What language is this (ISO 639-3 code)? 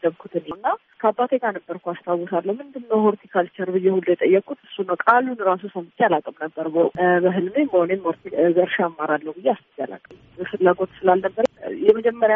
amh